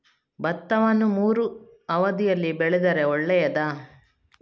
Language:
Kannada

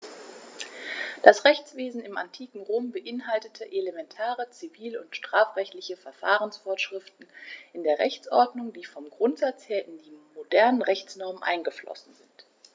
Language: German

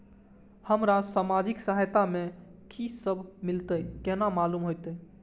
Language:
Maithili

